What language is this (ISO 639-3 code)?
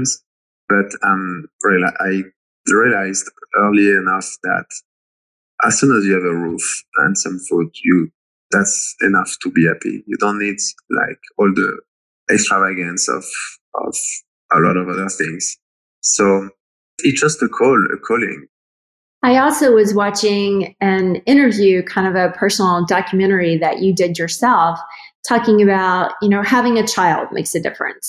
eng